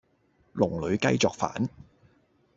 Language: Cantonese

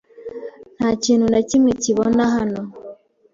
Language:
Kinyarwanda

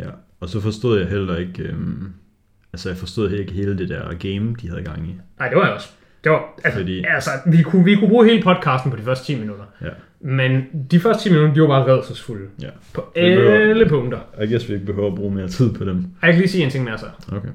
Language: Danish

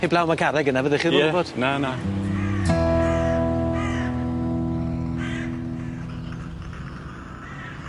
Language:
Welsh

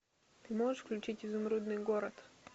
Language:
Russian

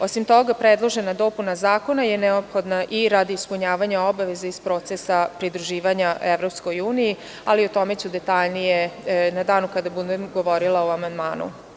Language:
Serbian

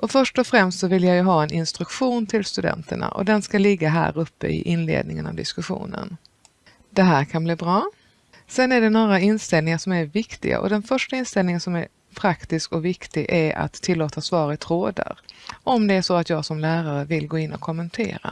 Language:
Swedish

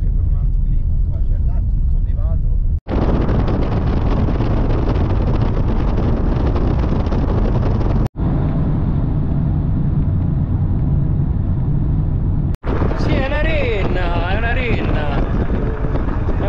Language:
Italian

